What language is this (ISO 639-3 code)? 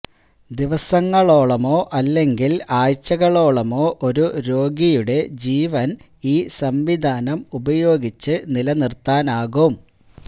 mal